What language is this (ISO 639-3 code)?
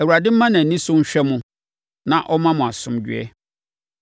aka